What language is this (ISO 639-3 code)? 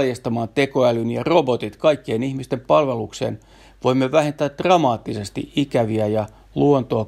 fin